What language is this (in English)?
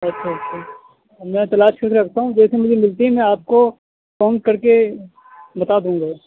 Urdu